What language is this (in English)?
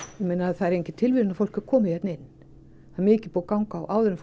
Icelandic